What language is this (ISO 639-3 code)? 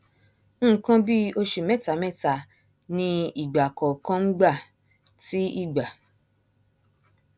yor